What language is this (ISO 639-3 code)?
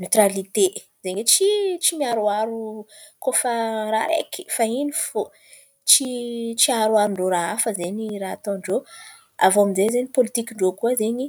xmv